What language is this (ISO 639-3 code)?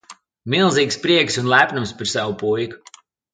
lav